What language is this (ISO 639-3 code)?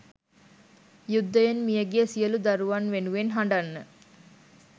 sin